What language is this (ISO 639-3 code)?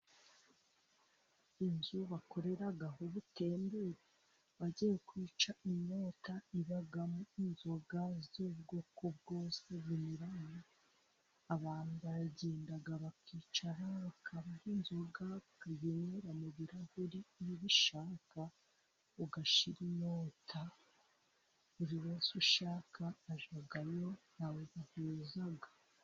kin